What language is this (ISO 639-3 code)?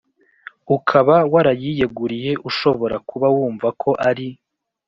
kin